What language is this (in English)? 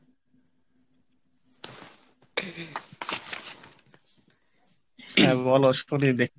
Bangla